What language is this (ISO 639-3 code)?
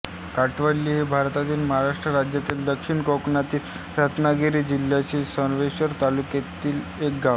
mar